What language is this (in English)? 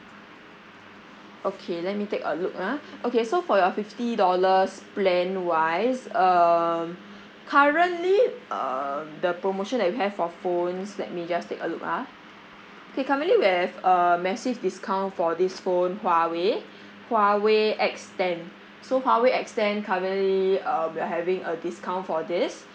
English